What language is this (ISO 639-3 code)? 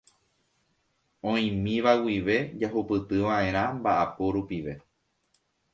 grn